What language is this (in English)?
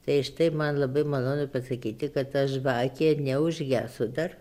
Lithuanian